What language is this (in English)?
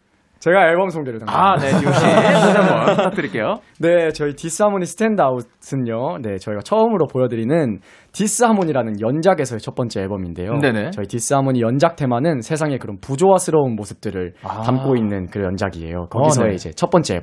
Korean